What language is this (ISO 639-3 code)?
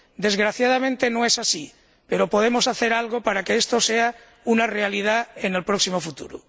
spa